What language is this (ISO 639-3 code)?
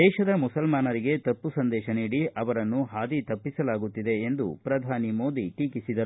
kan